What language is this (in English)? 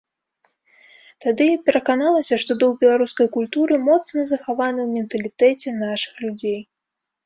Belarusian